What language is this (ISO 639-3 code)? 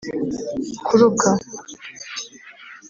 kin